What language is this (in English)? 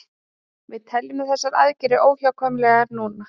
Icelandic